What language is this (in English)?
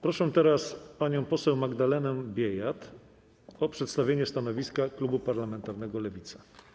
Polish